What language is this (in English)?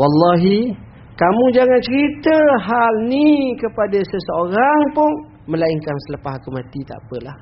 Malay